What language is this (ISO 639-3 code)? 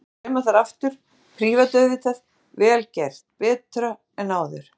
isl